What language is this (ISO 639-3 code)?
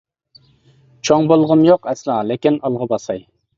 uig